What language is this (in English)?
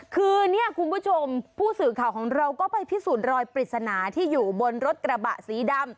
Thai